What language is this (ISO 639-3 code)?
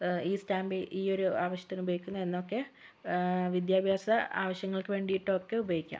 mal